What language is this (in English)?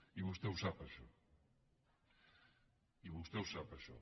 Catalan